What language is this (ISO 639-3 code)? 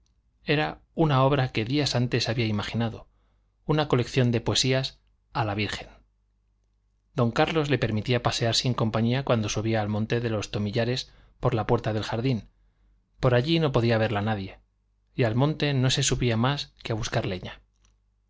spa